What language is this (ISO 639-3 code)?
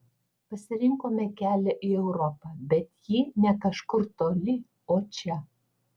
lit